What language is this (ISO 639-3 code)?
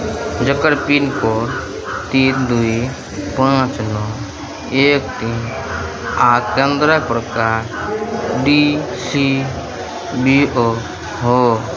mai